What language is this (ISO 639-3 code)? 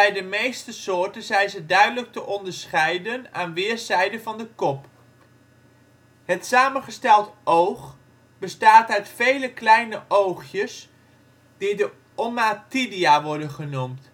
nld